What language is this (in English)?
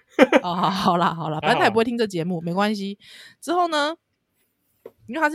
Chinese